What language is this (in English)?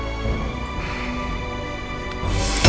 Indonesian